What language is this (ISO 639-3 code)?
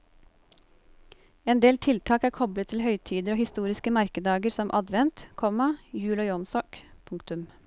nor